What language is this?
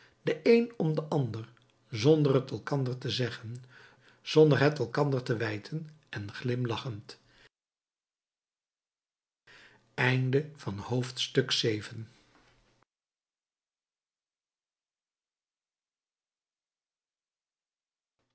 Dutch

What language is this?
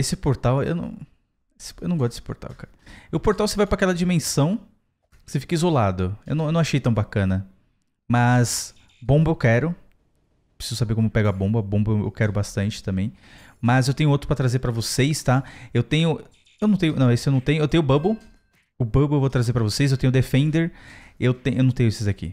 Portuguese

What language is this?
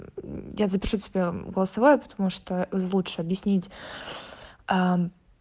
Russian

